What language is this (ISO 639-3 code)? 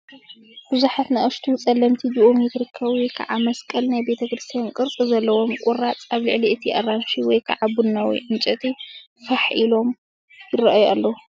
tir